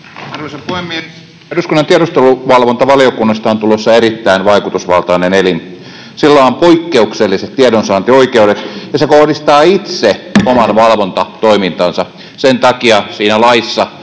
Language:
Finnish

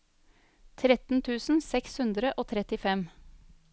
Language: Norwegian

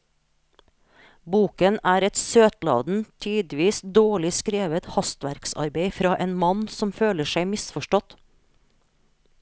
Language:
Norwegian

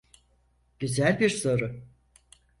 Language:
Turkish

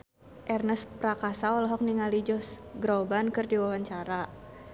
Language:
Sundanese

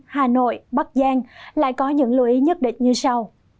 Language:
Vietnamese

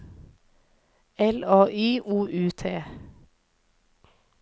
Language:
Norwegian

